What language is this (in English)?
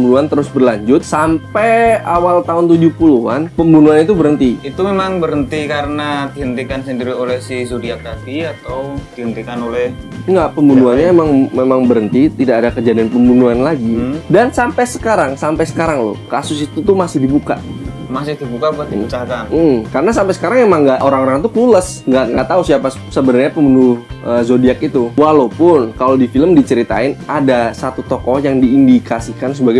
Indonesian